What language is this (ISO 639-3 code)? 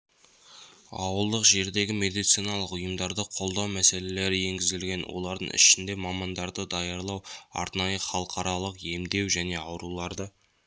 kaz